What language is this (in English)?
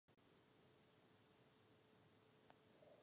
Czech